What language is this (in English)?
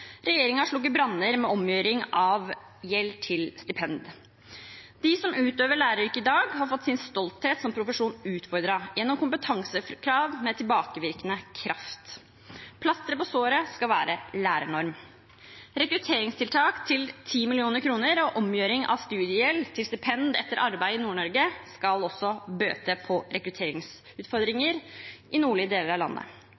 Norwegian Bokmål